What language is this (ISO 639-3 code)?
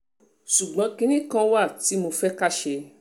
yor